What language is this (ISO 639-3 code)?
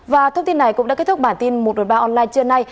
vie